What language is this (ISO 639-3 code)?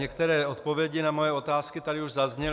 ces